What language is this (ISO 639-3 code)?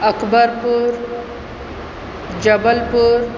snd